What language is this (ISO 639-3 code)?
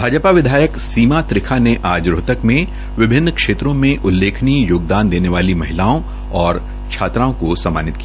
hin